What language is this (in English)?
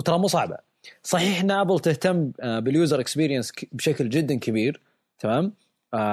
Arabic